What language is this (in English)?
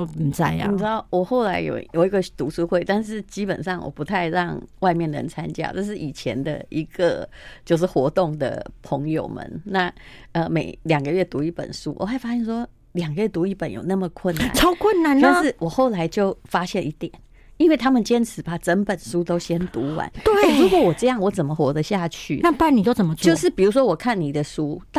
Chinese